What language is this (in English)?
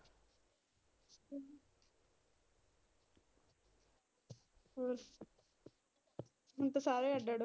Punjabi